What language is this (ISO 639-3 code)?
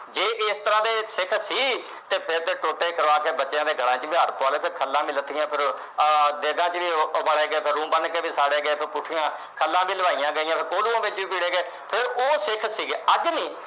pan